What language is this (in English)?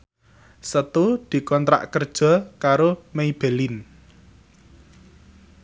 Javanese